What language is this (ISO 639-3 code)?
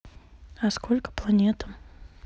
rus